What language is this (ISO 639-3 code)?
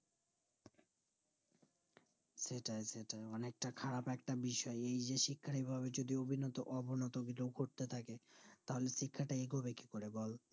ben